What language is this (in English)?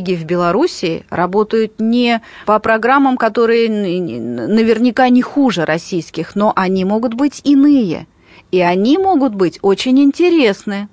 Russian